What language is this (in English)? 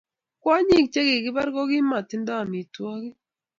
Kalenjin